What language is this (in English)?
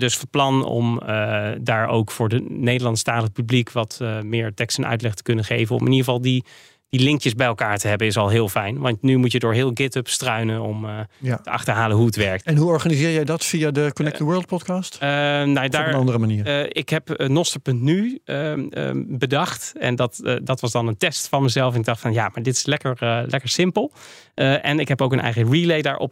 Dutch